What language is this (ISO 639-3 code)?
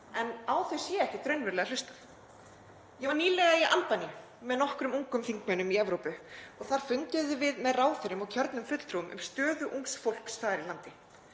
isl